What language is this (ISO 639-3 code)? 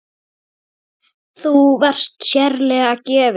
isl